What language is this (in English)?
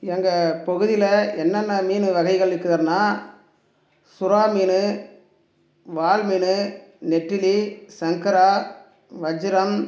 Tamil